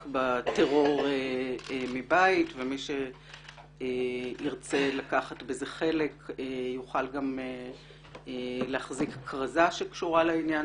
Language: Hebrew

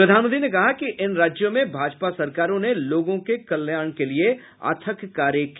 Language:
Hindi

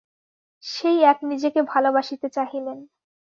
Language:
Bangla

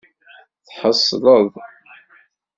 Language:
Kabyle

